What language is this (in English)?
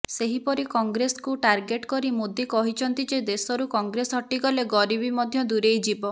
Odia